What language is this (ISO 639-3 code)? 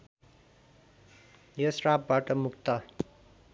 nep